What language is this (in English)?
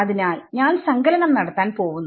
Malayalam